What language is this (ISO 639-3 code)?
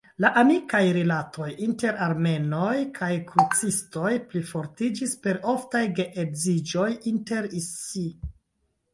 epo